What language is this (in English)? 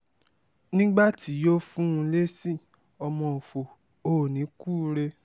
Yoruba